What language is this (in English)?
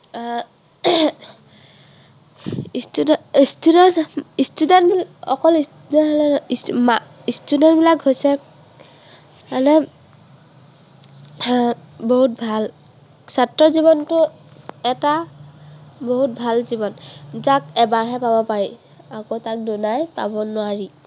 Assamese